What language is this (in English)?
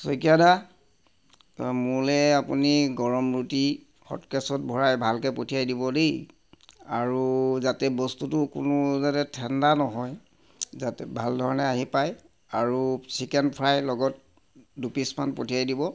Assamese